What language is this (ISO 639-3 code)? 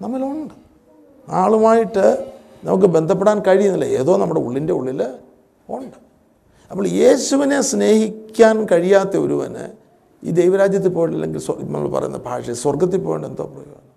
mal